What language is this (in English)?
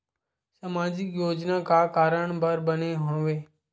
Chhattisgarhi